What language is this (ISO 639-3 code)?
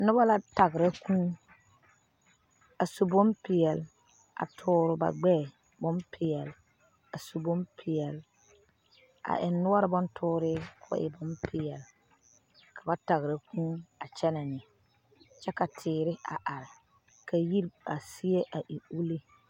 dga